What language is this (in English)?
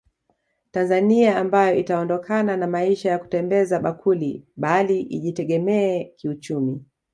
Swahili